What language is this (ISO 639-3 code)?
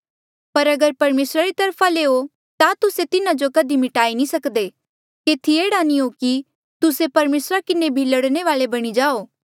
mjl